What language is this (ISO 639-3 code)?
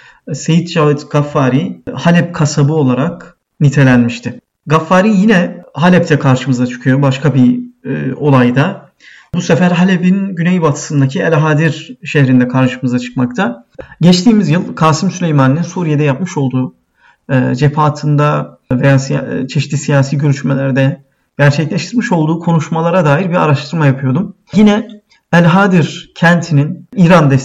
tur